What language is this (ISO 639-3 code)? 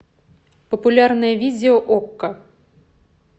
rus